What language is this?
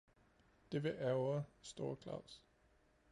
Danish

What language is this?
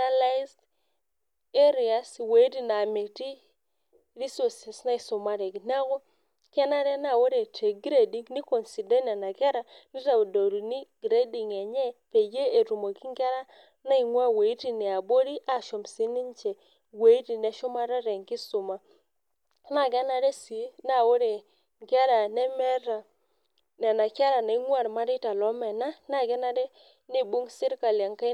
Masai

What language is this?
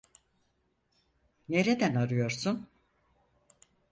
Turkish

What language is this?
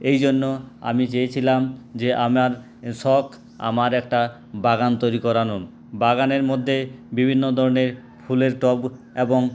Bangla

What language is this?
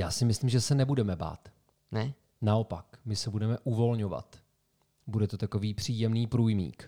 Czech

